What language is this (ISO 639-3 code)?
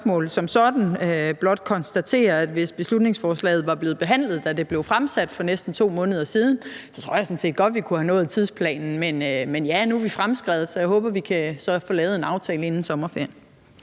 dan